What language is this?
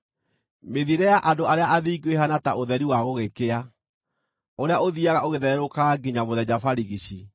Kikuyu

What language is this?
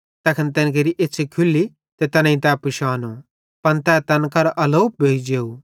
Bhadrawahi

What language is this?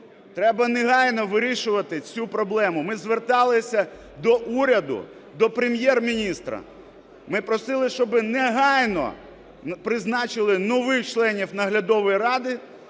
Ukrainian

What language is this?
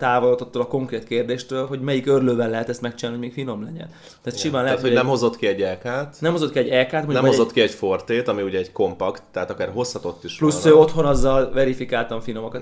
Hungarian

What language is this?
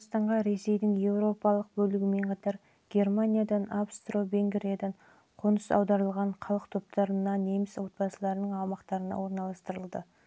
Kazakh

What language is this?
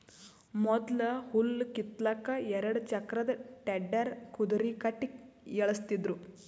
Kannada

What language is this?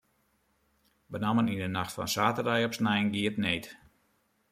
Western Frisian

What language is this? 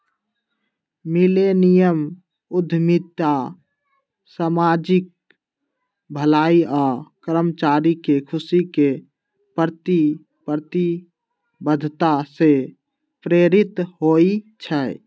Magahi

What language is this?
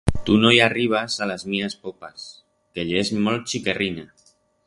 Aragonese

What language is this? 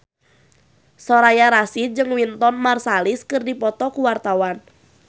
Sundanese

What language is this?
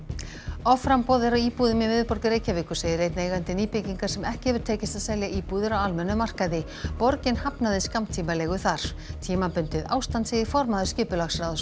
Icelandic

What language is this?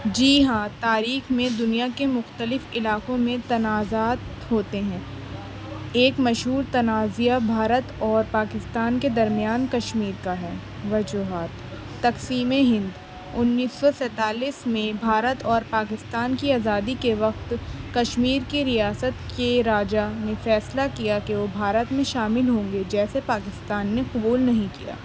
Urdu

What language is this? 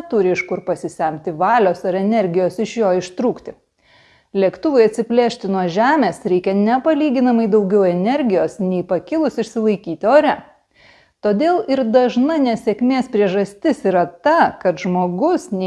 Lithuanian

